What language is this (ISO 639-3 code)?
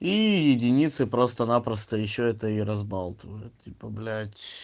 rus